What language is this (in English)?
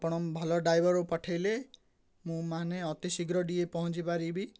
Odia